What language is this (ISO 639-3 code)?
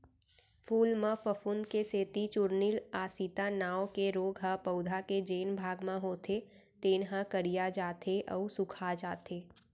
hne